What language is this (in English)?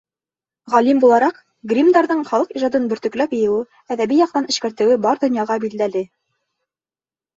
Bashkir